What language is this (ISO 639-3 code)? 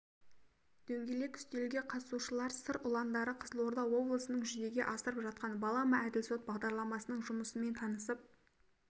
kaz